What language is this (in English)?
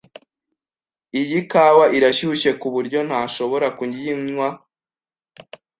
Kinyarwanda